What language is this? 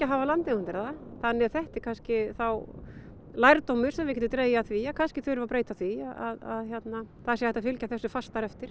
Icelandic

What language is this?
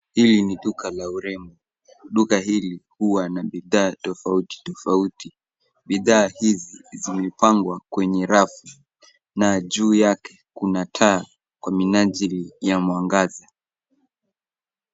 Swahili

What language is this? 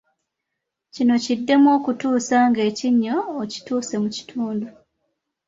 Ganda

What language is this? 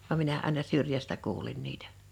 Finnish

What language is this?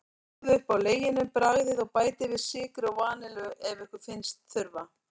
Icelandic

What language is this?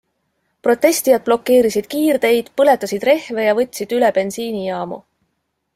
Estonian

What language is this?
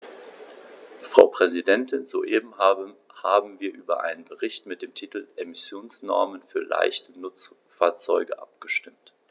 German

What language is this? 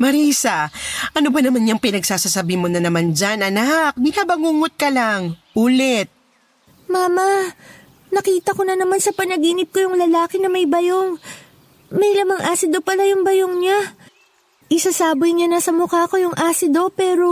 Filipino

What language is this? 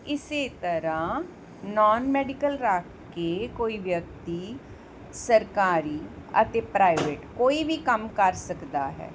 Punjabi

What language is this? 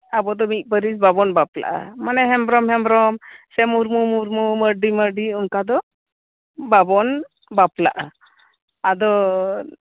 Santali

